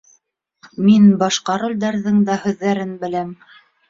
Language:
Bashkir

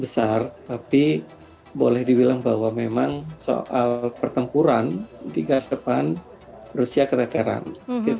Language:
Indonesian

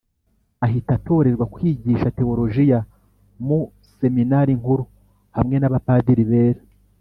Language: Kinyarwanda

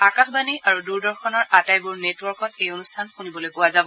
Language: Assamese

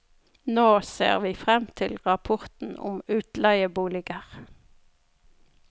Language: Norwegian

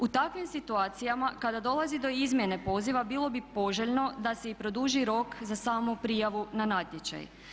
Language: Croatian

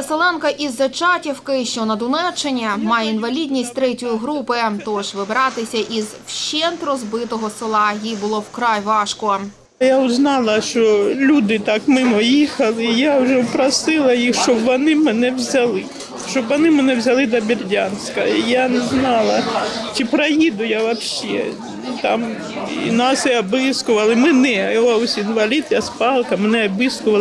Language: Ukrainian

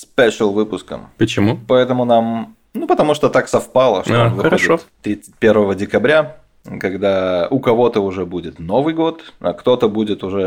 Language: Russian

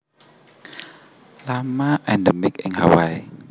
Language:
Javanese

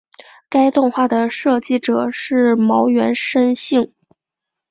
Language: Chinese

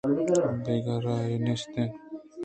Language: Eastern Balochi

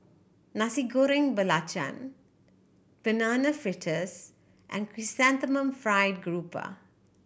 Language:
English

